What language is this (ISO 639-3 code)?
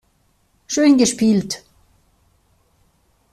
deu